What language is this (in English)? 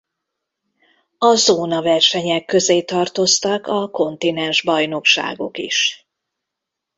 Hungarian